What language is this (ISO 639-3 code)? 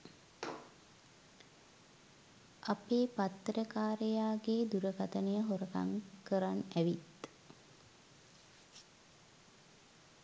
sin